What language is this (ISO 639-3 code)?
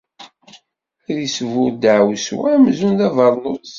kab